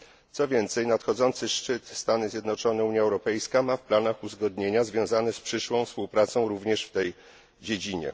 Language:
Polish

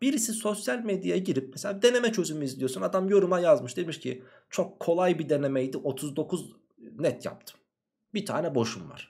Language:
Turkish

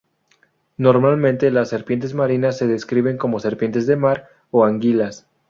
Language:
Spanish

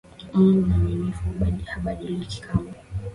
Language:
Swahili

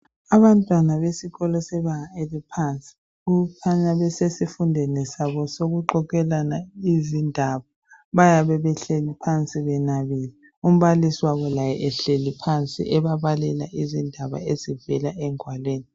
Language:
North Ndebele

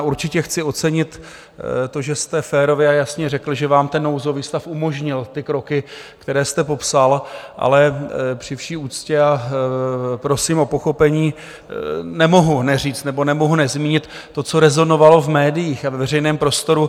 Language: Czech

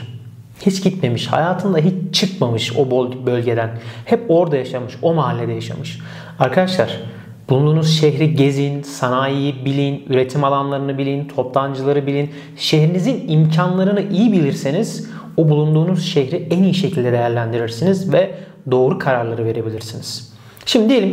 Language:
Turkish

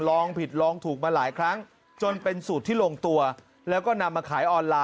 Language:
Thai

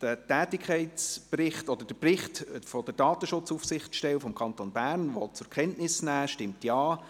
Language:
Swiss German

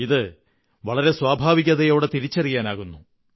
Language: Malayalam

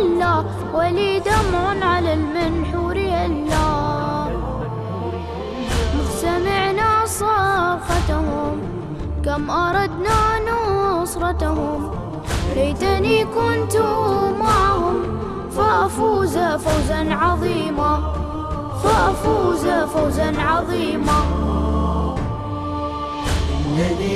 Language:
Arabic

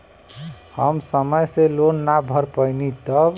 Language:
Bhojpuri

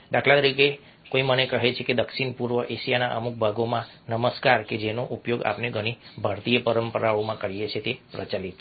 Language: Gujarati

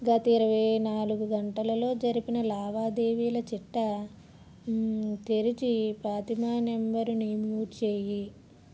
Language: Telugu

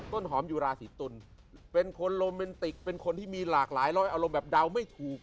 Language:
Thai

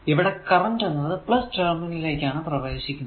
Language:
Malayalam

